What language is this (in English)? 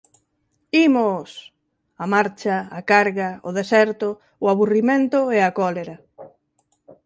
Galician